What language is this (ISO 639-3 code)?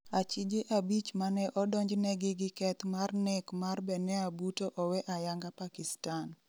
luo